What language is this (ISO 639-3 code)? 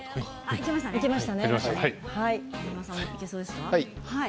jpn